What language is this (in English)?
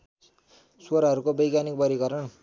Nepali